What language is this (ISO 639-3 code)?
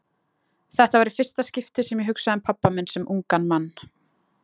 isl